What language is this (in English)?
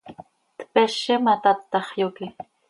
Seri